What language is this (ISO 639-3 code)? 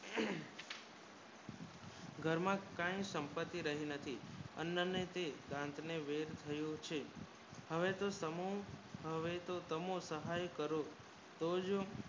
guj